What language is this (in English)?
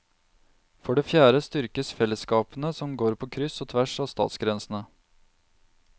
Norwegian